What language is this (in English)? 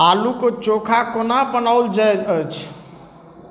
Maithili